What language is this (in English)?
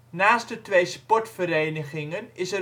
Dutch